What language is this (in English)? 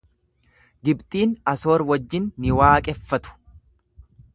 Oromo